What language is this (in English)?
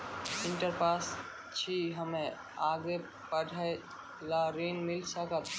Maithili